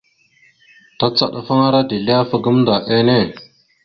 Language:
Mada (Cameroon)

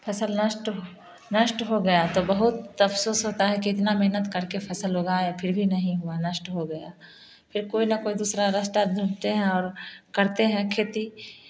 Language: Hindi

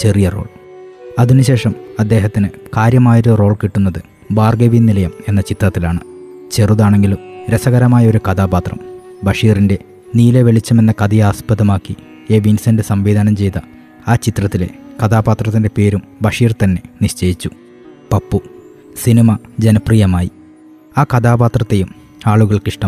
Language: Malayalam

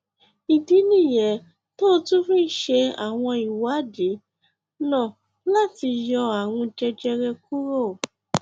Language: Yoruba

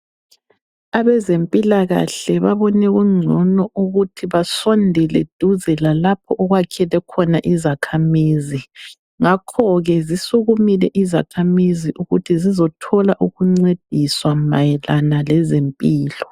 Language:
North Ndebele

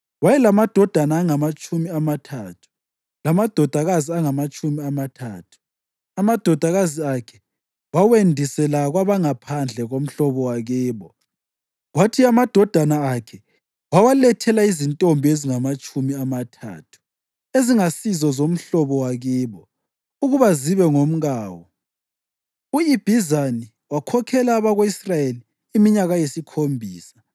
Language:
North Ndebele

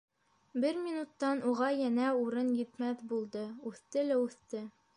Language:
Bashkir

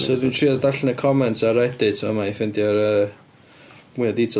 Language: Welsh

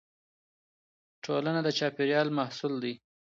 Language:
Pashto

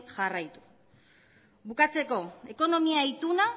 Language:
Basque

